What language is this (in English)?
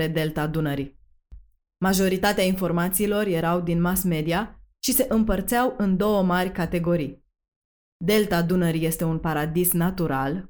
Romanian